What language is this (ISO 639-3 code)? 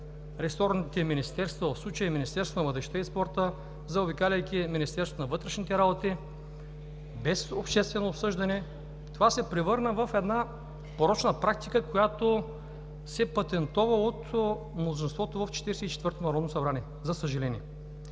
bul